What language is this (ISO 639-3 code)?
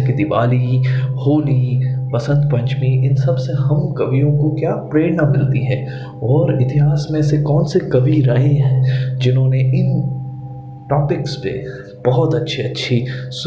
hin